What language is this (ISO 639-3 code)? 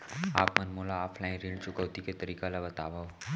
hne